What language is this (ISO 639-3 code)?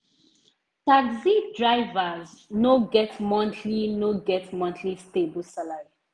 pcm